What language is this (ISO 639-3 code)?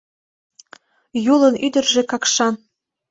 chm